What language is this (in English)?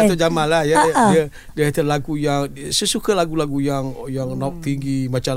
Malay